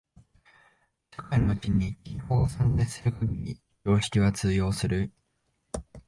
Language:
Japanese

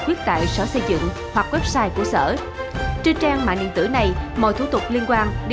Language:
Vietnamese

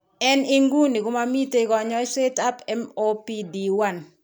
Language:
Kalenjin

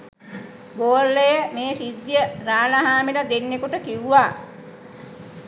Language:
Sinhala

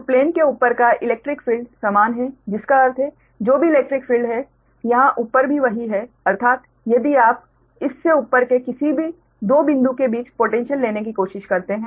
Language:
Hindi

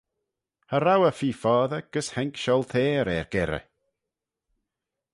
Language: Manx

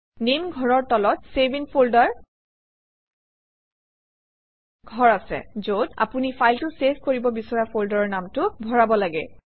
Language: Assamese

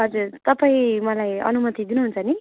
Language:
Nepali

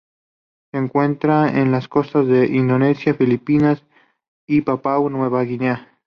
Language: Spanish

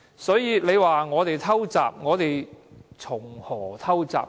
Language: Cantonese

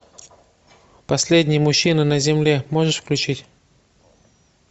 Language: Russian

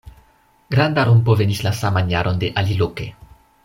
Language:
Esperanto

